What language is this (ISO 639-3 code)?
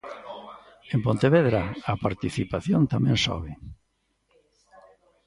glg